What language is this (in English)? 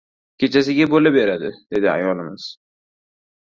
Uzbek